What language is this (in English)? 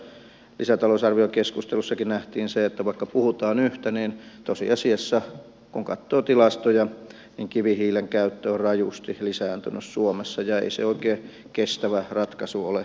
Finnish